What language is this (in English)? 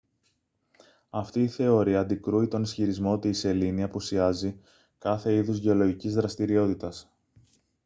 Greek